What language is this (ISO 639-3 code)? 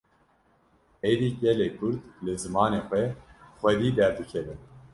kur